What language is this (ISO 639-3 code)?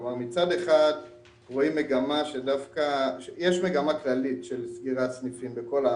heb